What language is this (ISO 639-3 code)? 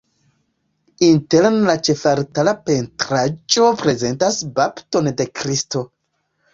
epo